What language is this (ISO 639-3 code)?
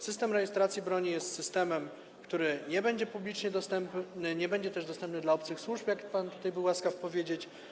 pol